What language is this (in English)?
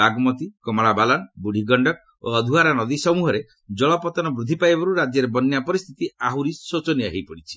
Odia